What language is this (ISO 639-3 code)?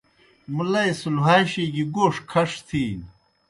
plk